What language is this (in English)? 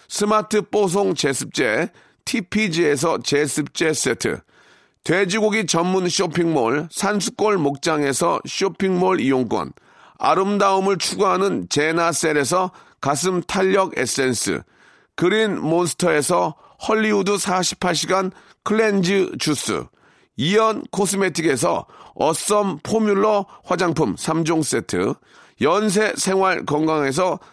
Korean